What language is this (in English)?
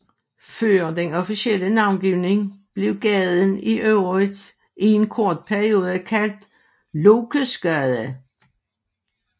Danish